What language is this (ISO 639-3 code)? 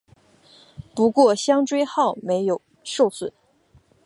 zho